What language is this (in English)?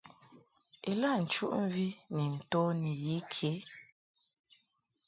Mungaka